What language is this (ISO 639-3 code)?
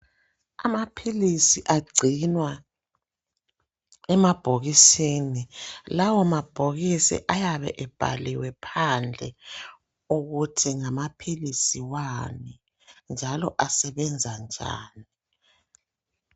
nde